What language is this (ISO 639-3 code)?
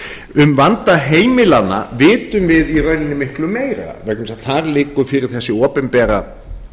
isl